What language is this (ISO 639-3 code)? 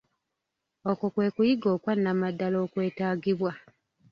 lug